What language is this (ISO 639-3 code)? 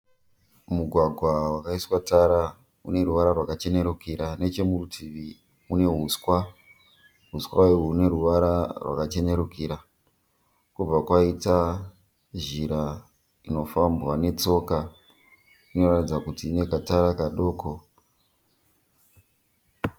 sna